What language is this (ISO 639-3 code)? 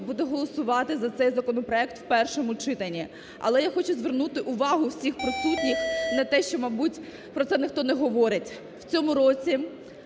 ukr